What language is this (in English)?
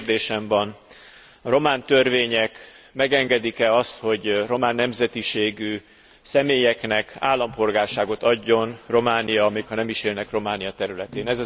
Hungarian